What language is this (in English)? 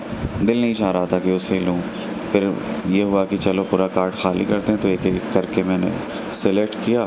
Urdu